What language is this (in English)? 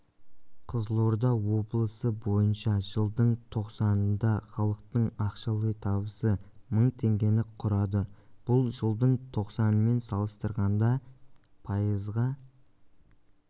Kazakh